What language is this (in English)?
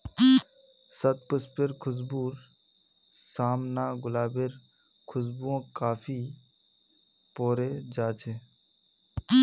Magahi